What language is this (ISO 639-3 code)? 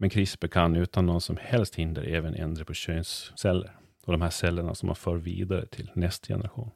swe